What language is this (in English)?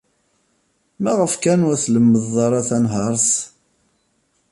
Kabyle